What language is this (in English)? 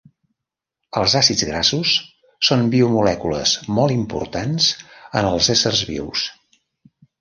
Catalan